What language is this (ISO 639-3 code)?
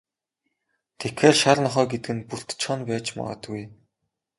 mon